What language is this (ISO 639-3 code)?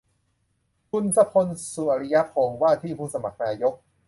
tha